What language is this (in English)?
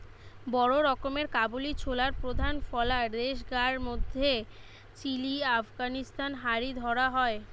Bangla